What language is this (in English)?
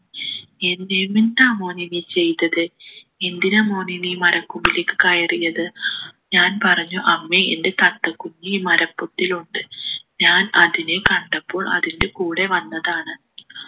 Malayalam